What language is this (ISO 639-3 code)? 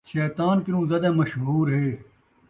skr